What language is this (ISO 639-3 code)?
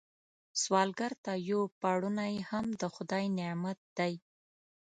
pus